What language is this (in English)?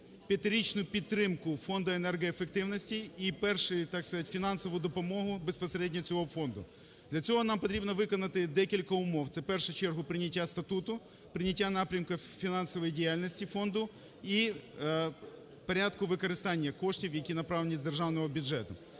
Ukrainian